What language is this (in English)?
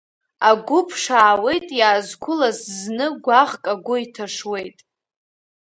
Abkhazian